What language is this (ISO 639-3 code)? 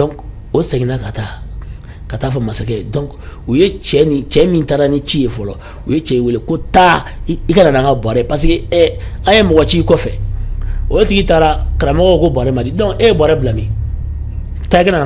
ara